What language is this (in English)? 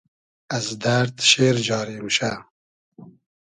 Hazaragi